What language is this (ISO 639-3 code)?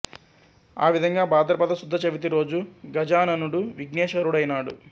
tel